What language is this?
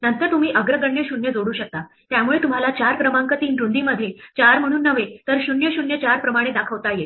Marathi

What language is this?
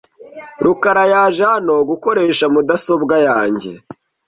Kinyarwanda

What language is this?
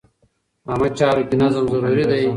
Pashto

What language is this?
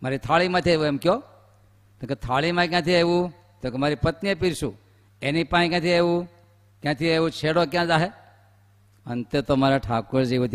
Gujarati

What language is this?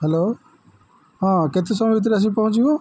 Odia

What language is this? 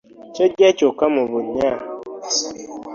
Ganda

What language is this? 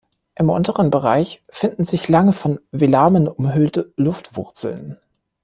German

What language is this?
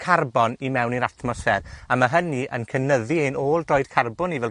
Welsh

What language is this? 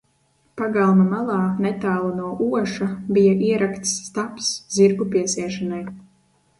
Latvian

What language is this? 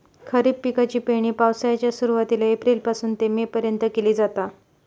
Marathi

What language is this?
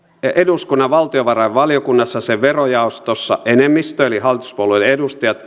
Finnish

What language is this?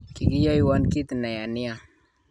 Kalenjin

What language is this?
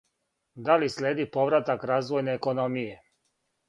Serbian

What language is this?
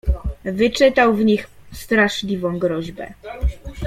Polish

